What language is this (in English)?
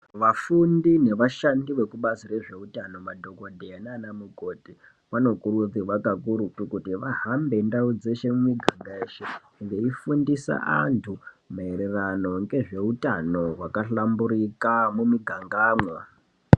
Ndau